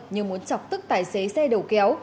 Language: Vietnamese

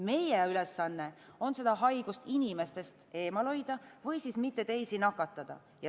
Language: Estonian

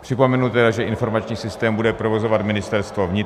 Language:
Czech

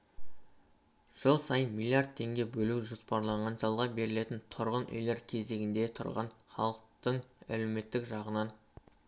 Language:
Kazakh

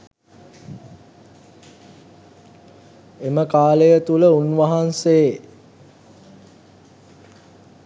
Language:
Sinhala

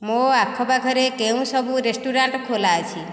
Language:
Odia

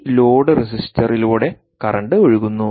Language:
Malayalam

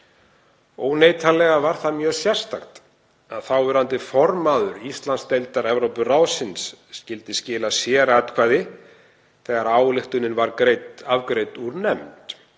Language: Icelandic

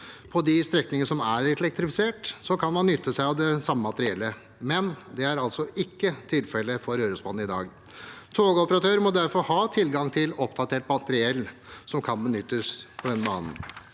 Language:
Norwegian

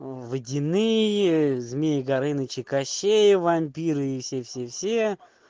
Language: Russian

